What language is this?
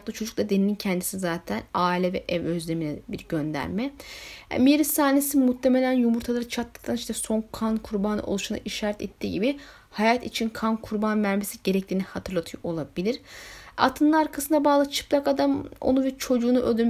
Turkish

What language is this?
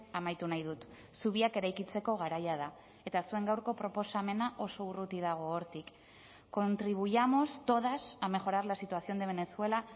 Basque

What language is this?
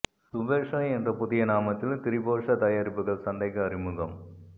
Tamil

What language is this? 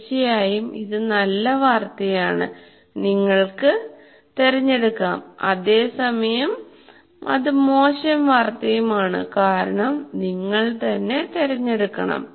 Malayalam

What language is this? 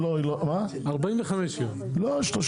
Hebrew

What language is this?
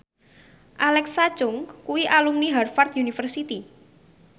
Javanese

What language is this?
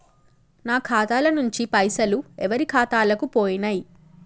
Telugu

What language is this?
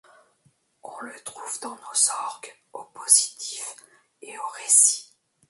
French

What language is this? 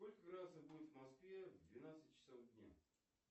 Russian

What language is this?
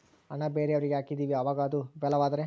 Kannada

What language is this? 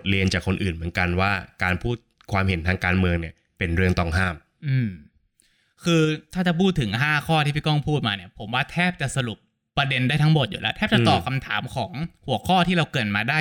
Thai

